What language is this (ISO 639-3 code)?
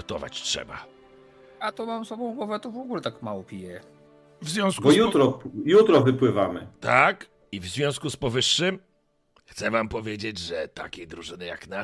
pol